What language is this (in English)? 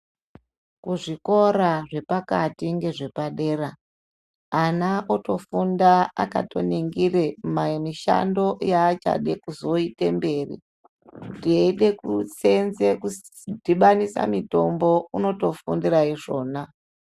Ndau